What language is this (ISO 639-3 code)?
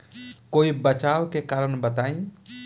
bho